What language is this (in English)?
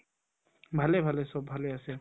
Assamese